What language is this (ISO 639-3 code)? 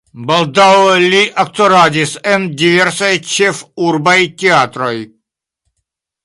epo